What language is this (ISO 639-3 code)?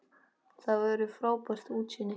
isl